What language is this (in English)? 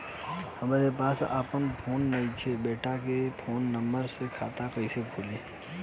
Bhojpuri